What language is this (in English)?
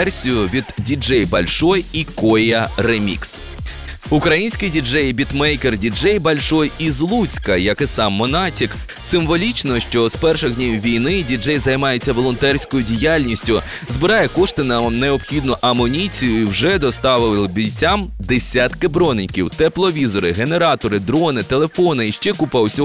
Ukrainian